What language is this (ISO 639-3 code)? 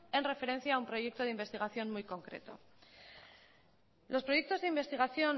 spa